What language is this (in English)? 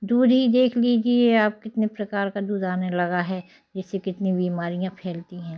Hindi